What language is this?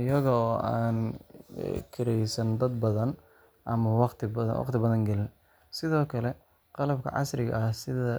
Somali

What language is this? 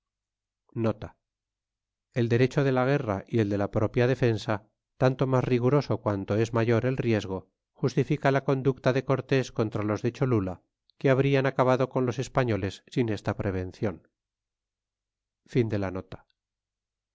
Spanish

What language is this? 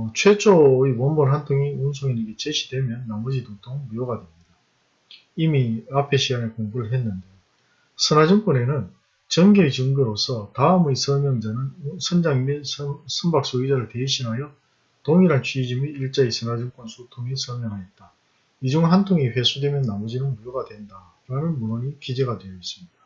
Korean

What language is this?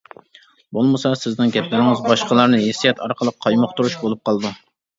Uyghur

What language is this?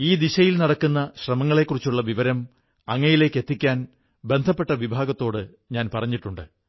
Malayalam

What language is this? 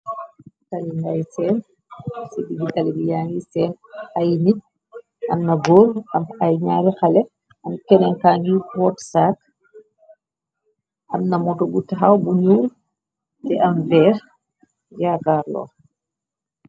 Wolof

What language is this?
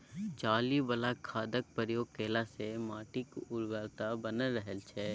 Maithili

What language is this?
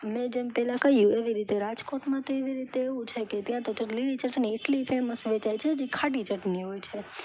Gujarati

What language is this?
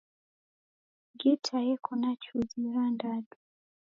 Taita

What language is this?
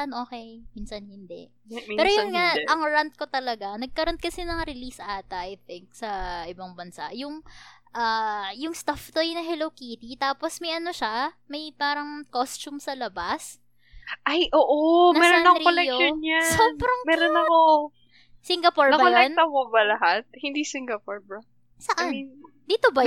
Filipino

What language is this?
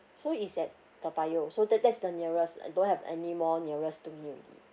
English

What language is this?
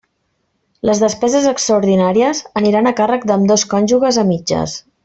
Catalan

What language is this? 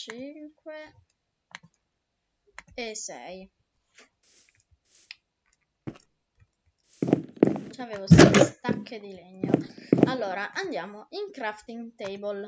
Italian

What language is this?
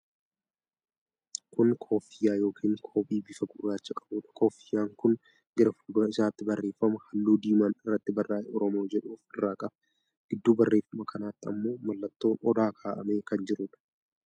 Oromo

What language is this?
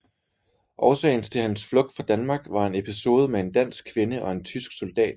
Danish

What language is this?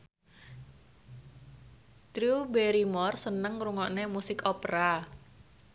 Javanese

